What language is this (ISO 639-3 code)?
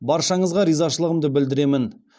kaz